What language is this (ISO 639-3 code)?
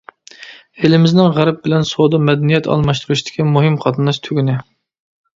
uig